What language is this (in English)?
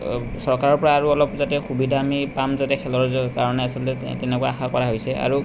Assamese